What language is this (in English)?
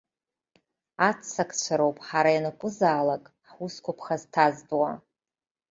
Abkhazian